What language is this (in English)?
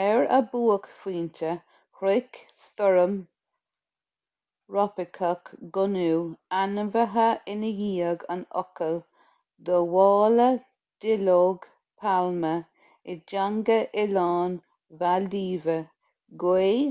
Irish